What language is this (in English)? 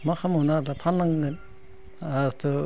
Bodo